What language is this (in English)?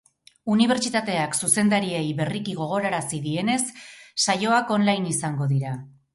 Basque